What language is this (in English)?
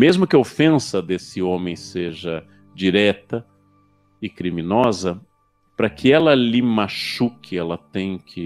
Portuguese